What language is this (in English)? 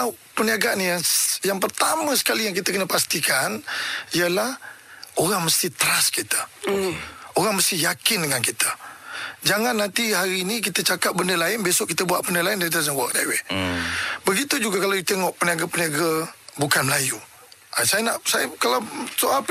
Malay